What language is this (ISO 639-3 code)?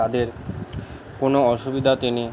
ben